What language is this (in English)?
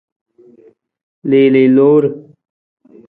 Nawdm